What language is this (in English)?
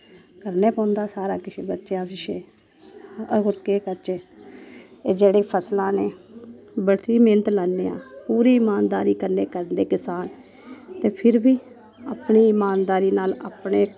Dogri